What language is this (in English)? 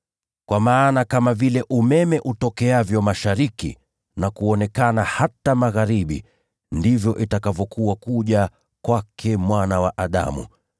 Swahili